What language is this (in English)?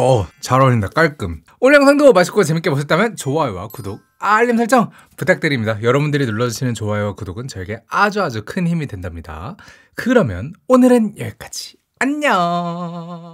Korean